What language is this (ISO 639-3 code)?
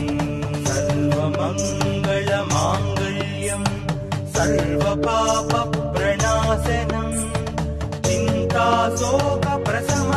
tam